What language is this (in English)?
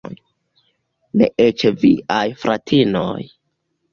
Esperanto